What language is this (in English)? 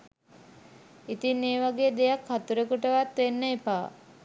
Sinhala